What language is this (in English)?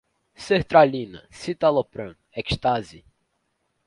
Portuguese